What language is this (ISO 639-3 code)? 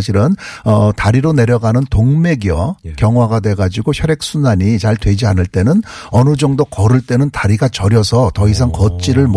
kor